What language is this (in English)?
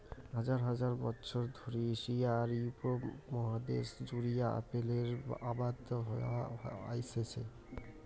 Bangla